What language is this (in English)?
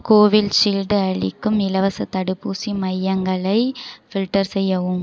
Tamil